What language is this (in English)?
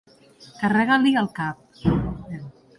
Catalan